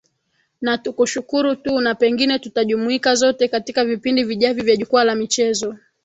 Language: Swahili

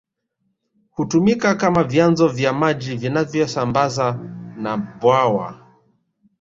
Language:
Swahili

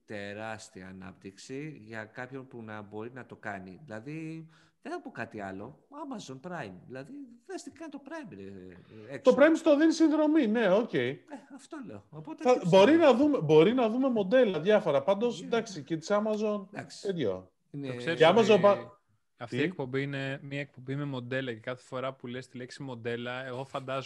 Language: Greek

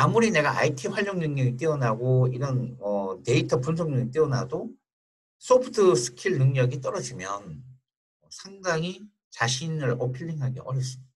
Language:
Korean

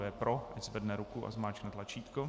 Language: Czech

